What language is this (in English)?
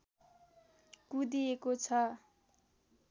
Nepali